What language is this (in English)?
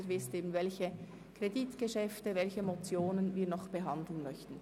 Swiss German